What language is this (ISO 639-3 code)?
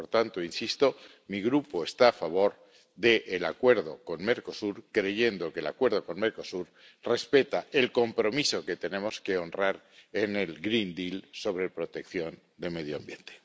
spa